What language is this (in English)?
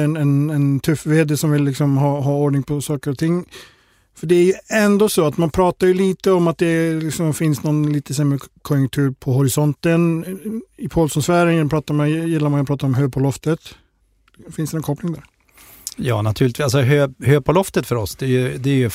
Swedish